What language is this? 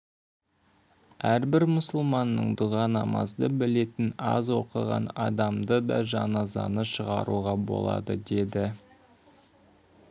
Kazakh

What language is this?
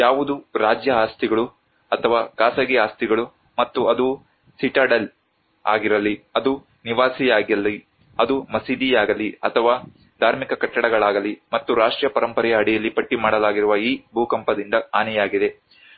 Kannada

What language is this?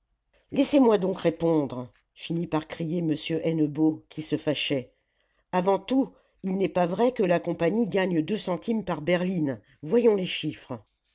French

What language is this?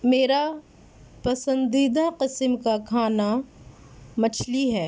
Urdu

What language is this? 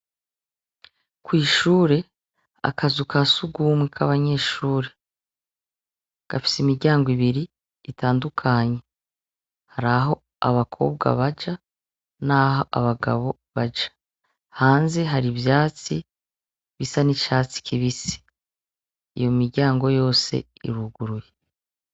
Rundi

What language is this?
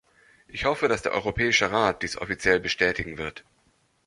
German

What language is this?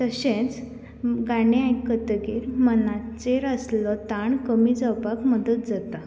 Konkani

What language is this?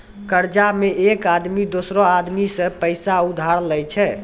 Maithili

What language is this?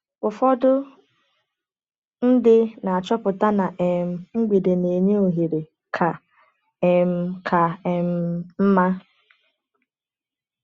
Igbo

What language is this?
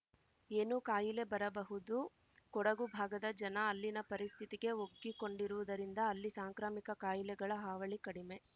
Kannada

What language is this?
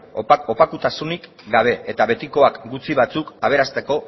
Basque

